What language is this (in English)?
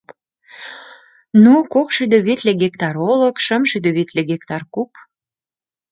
Mari